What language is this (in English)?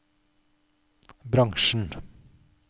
Norwegian